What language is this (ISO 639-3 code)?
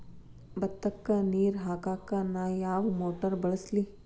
kan